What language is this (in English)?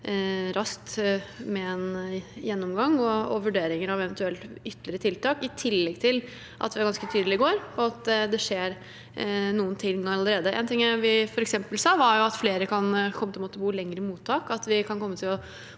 Norwegian